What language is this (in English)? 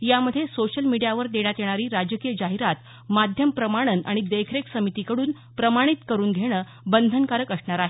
Marathi